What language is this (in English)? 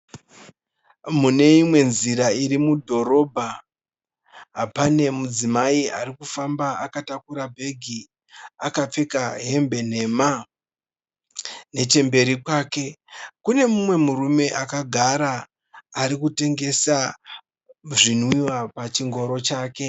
Shona